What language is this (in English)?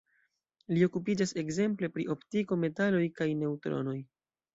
Esperanto